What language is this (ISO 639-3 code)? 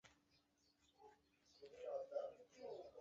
zho